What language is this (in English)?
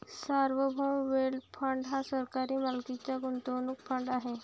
Marathi